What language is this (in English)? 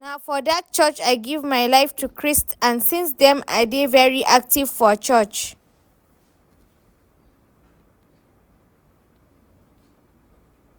Nigerian Pidgin